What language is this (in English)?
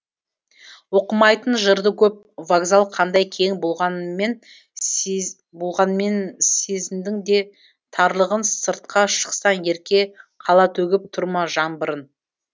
Kazakh